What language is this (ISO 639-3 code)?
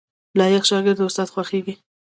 pus